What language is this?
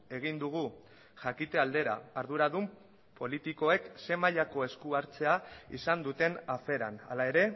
Basque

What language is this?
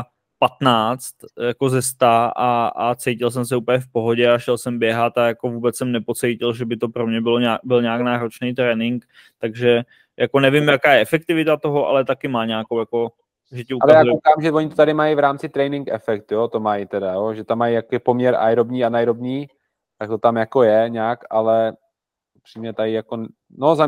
Czech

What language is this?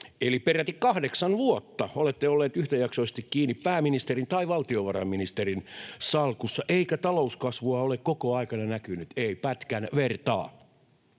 Finnish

